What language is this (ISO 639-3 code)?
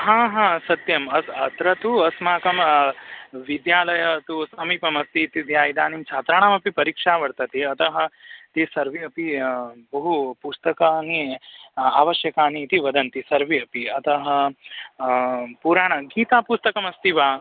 san